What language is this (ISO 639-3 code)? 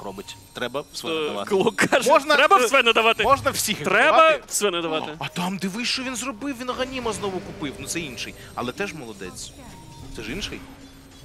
ukr